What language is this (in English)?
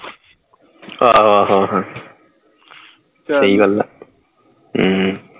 Punjabi